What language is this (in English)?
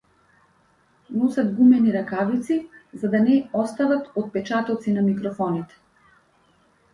Macedonian